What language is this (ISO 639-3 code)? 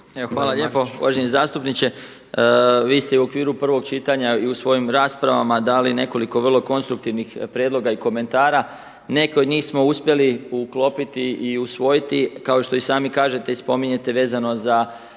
hrv